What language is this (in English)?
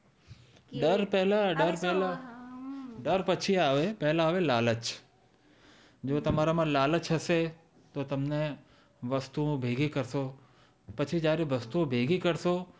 Gujarati